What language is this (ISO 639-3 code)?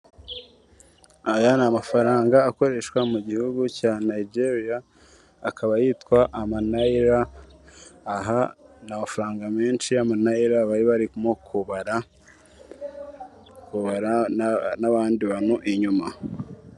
kin